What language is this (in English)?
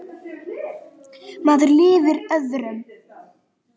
Icelandic